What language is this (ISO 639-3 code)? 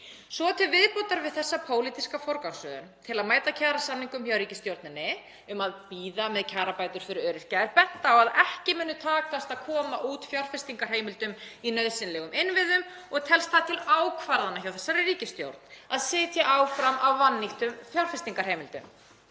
isl